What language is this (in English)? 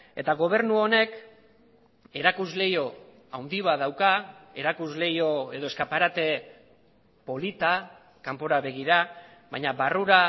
Basque